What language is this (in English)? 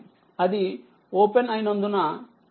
Telugu